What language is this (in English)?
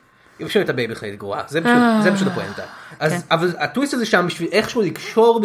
Hebrew